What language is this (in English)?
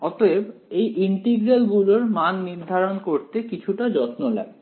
Bangla